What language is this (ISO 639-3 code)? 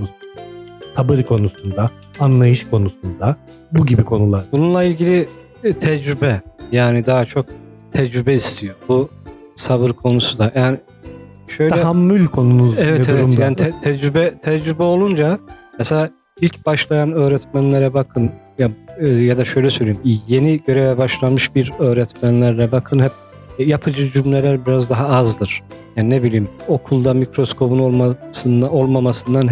tur